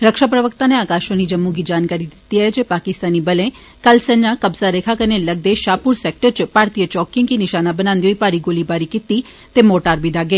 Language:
Dogri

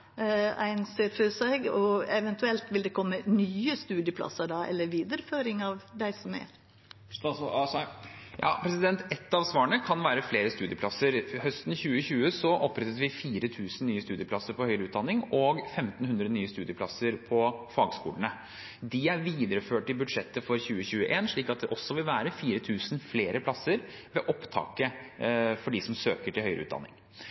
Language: Norwegian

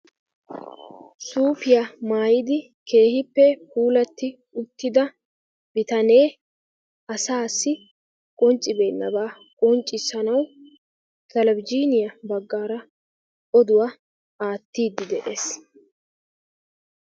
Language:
Wolaytta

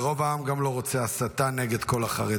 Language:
Hebrew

